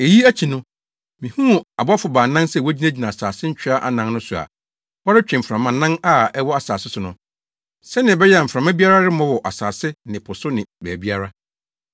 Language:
Akan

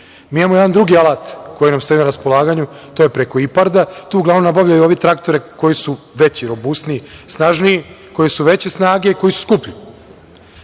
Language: Serbian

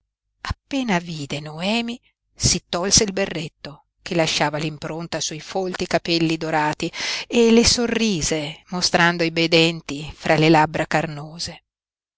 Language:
Italian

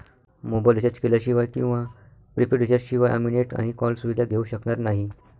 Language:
Marathi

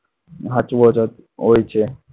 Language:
Gujarati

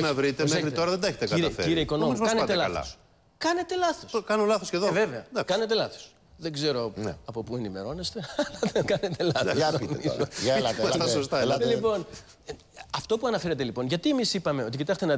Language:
Greek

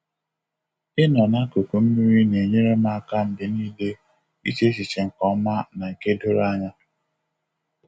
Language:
Igbo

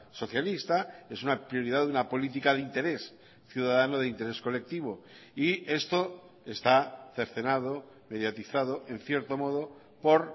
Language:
Spanish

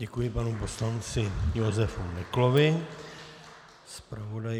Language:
Czech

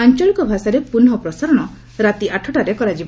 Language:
Odia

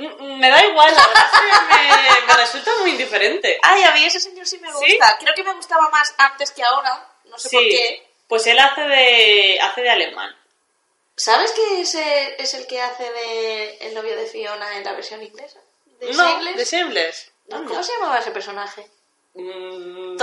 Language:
Spanish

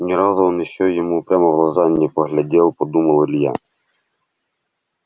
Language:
Russian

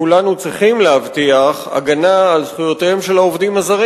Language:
Hebrew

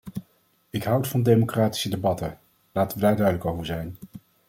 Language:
Dutch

